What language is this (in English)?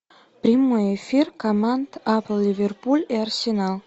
Russian